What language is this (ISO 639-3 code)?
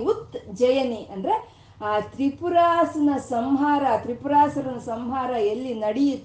kan